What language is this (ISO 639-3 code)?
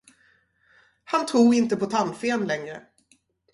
swe